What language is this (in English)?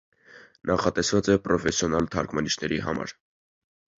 Armenian